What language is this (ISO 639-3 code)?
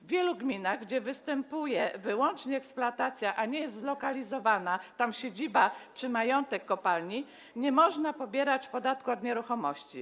pol